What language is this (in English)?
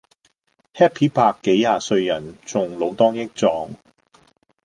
Cantonese